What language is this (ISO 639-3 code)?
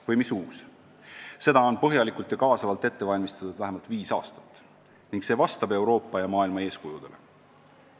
est